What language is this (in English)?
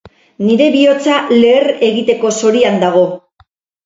Basque